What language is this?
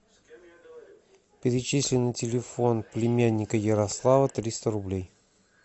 Russian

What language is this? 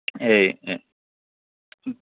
Manipuri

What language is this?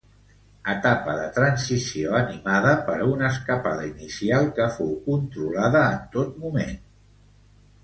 Catalan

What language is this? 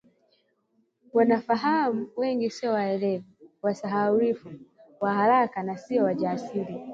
Swahili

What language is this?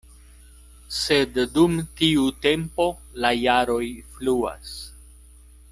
Esperanto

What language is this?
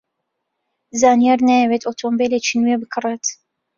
Central Kurdish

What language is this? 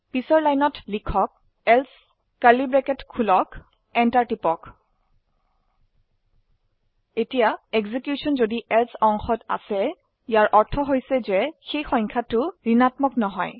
Assamese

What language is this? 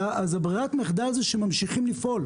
Hebrew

